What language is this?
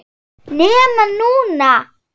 Icelandic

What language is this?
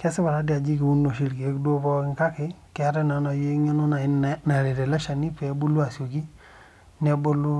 Masai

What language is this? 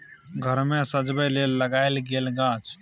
Maithili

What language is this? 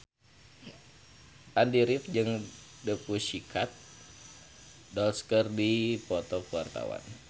Sundanese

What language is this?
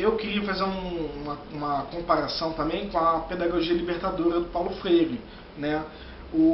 Portuguese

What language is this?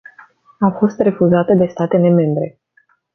Romanian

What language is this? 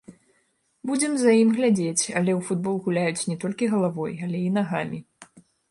Belarusian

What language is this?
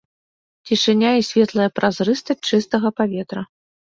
Belarusian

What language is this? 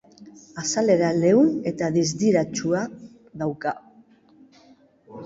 Basque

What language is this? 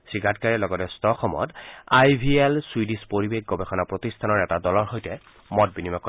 Assamese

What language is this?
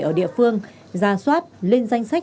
Vietnamese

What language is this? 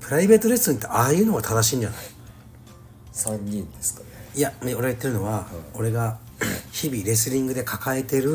Japanese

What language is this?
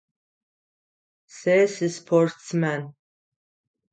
Adyghe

